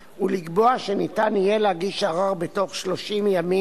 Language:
Hebrew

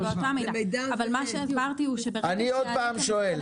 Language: Hebrew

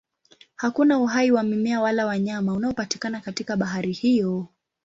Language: Swahili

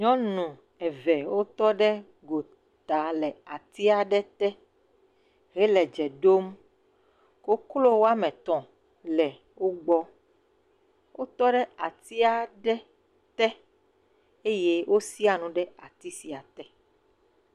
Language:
Ewe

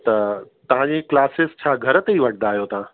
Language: Sindhi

